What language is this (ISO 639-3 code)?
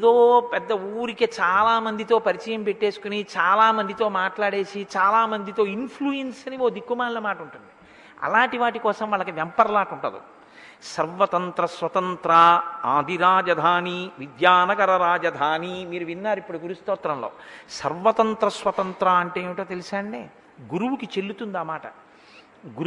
tel